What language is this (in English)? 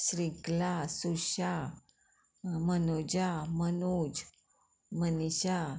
Konkani